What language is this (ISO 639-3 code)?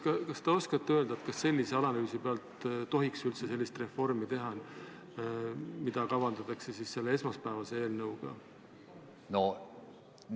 est